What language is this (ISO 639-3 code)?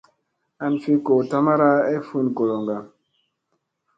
mse